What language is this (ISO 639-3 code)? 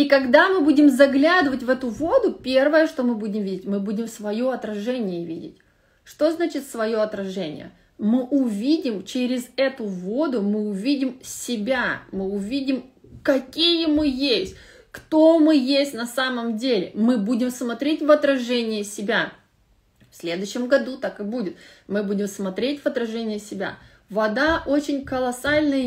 rus